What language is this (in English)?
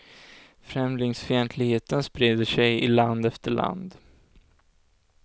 Swedish